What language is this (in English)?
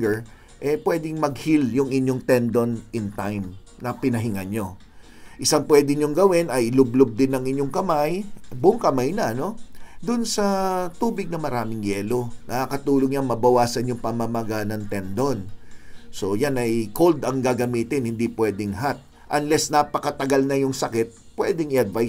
Filipino